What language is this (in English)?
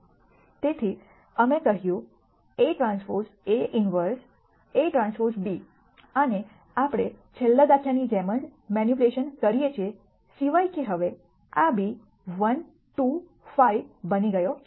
Gujarati